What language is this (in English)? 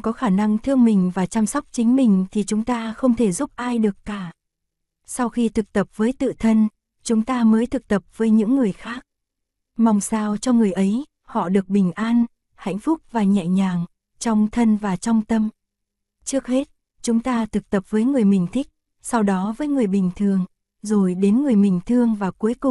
Vietnamese